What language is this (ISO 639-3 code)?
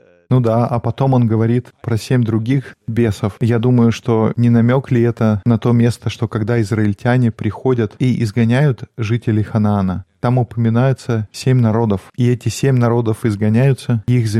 rus